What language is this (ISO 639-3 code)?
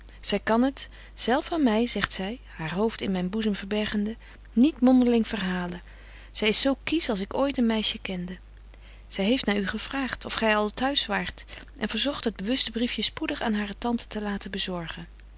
nld